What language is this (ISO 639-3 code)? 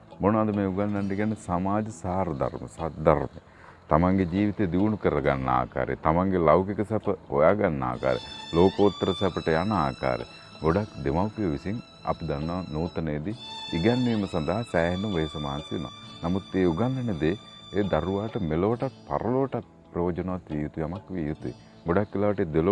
sin